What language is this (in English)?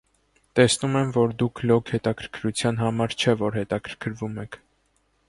Armenian